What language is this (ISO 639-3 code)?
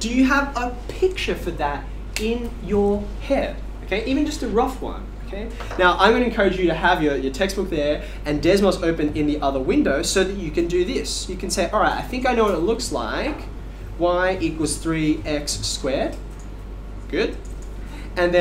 eng